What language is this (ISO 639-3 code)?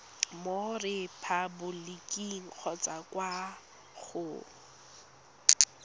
tsn